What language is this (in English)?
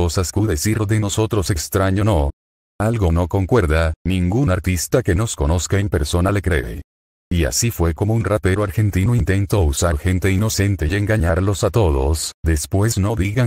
Spanish